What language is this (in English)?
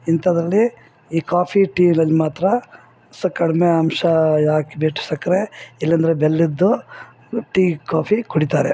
Kannada